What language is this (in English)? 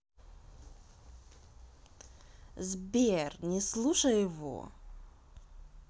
Russian